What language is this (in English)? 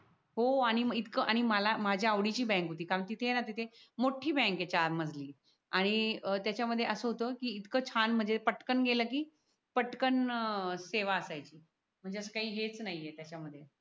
Marathi